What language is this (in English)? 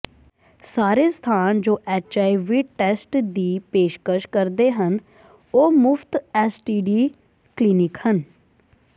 Punjabi